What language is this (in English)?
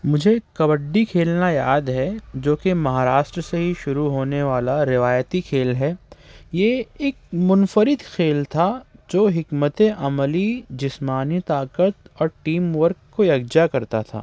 Urdu